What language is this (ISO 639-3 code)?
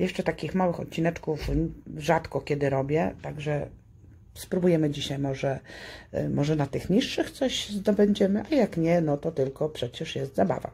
pol